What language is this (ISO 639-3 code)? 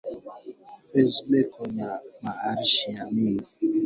swa